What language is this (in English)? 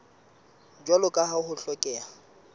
Southern Sotho